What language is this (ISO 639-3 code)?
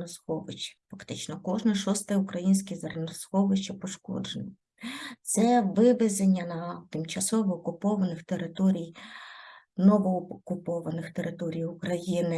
ukr